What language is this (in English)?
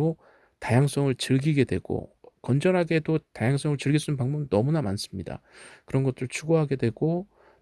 Korean